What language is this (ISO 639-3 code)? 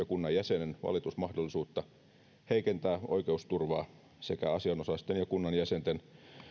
fin